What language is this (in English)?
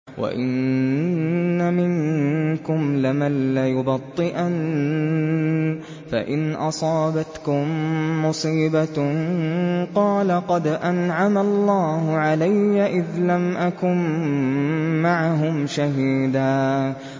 Arabic